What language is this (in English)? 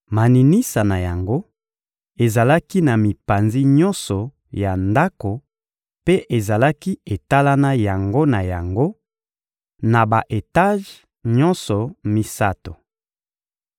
Lingala